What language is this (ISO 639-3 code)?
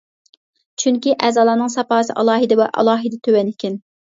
uig